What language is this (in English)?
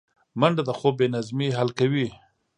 Pashto